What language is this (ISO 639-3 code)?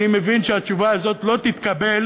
heb